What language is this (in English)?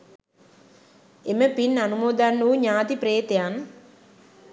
Sinhala